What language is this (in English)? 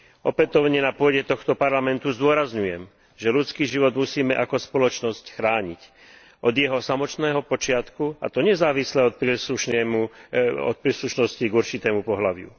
Slovak